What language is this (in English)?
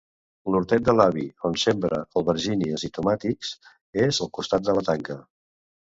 Catalan